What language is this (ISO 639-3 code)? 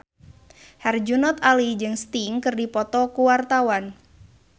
sun